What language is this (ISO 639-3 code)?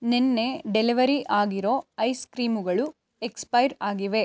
kan